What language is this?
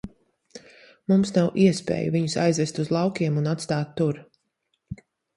Latvian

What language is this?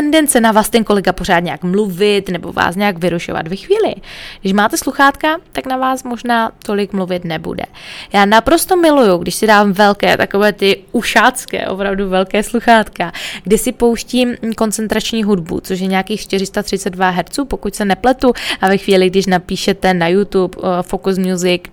Czech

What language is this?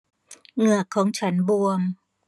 Thai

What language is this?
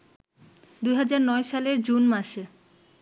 Bangla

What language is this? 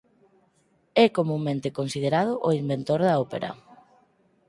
Galician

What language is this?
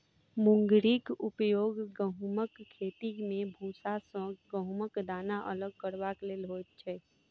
Maithili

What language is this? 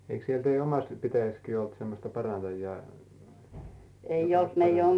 Finnish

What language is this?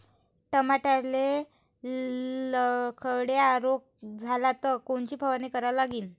Marathi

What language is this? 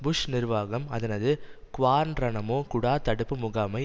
Tamil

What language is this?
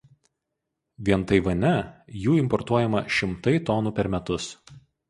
Lithuanian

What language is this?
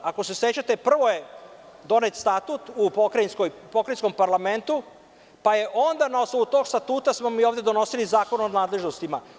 Serbian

